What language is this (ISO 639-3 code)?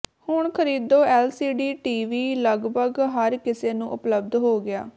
pan